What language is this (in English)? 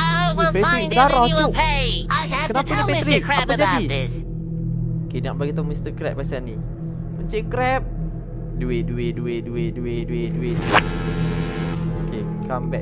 Malay